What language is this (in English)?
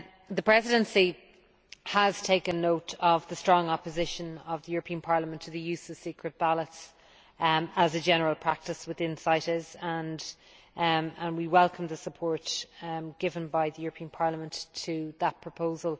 English